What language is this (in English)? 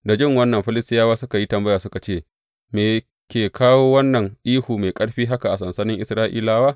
Hausa